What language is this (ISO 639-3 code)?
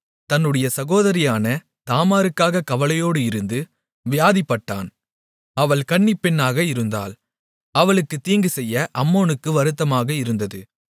tam